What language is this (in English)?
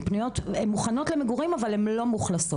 Hebrew